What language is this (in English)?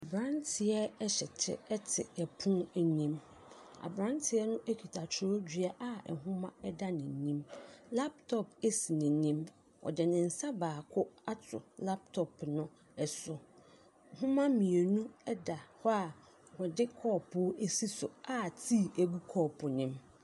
Akan